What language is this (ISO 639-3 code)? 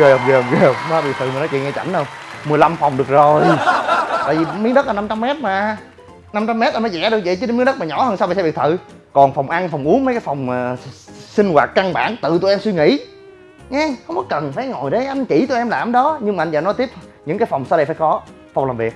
vie